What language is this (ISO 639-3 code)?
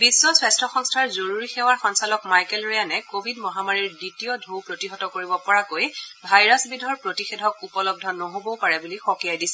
asm